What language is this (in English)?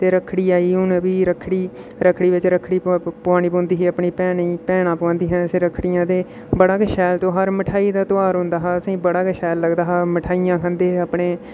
Dogri